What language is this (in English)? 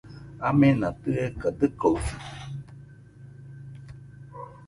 Nüpode Huitoto